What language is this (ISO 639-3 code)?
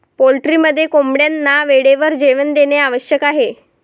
mar